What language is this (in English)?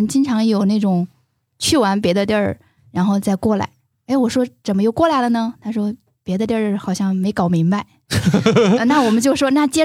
Chinese